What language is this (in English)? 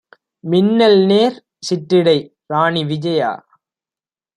Tamil